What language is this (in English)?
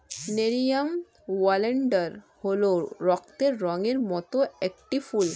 Bangla